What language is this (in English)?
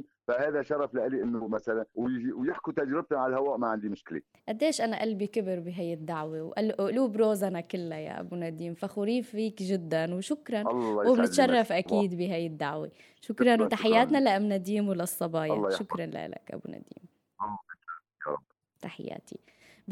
Arabic